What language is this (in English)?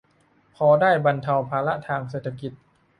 Thai